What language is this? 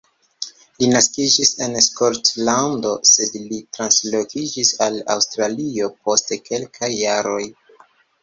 Esperanto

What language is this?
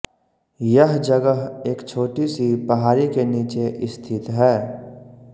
Hindi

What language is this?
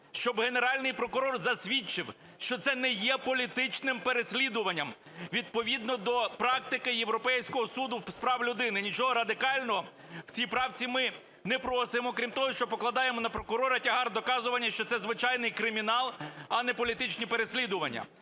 Ukrainian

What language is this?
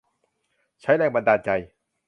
Thai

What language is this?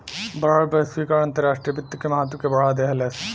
Bhojpuri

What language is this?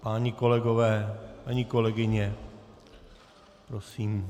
Czech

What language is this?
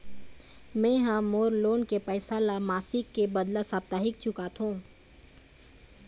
Chhattisgarhi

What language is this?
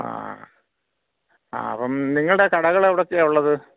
Malayalam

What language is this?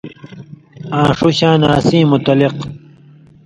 Indus Kohistani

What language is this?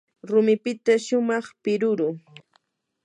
Yanahuanca Pasco Quechua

